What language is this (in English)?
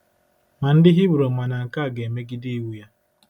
Igbo